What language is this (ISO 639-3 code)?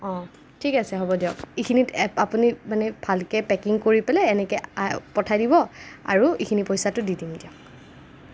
asm